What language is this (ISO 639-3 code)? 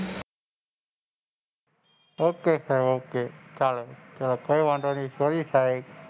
guj